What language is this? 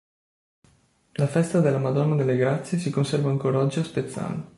Italian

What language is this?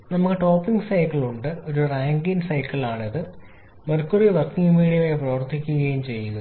Malayalam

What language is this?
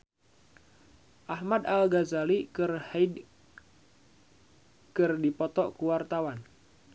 Sundanese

